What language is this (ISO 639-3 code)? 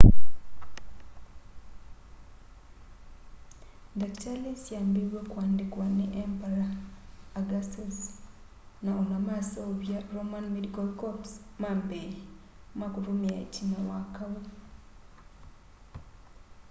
kam